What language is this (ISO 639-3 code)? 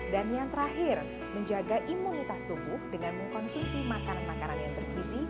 ind